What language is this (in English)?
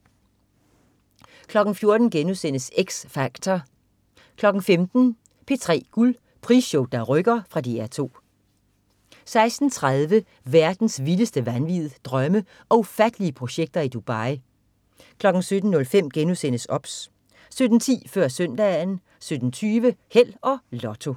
Danish